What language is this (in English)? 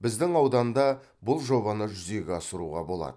Kazakh